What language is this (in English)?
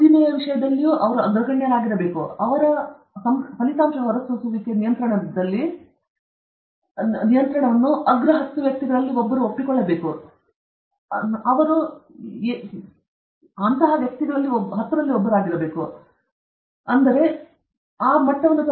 Kannada